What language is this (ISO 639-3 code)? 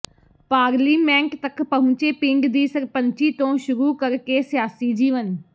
pan